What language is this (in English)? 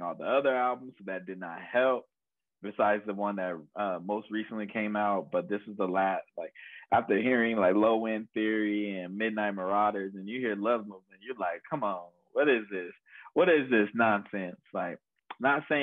English